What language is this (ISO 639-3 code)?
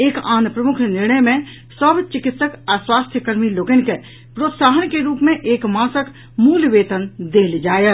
mai